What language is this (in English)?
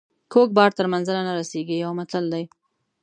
Pashto